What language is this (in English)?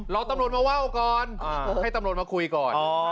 Thai